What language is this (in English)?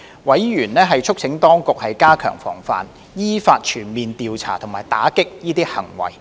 Cantonese